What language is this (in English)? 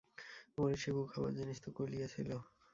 Bangla